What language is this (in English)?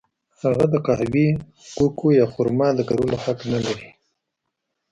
Pashto